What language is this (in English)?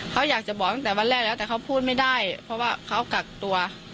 Thai